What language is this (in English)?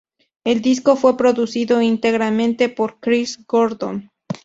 Spanish